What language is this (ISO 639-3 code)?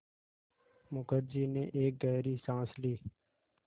hin